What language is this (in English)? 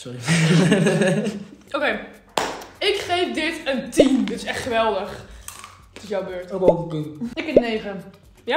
Dutch